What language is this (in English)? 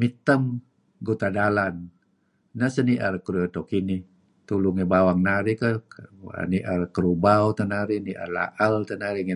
Kelabit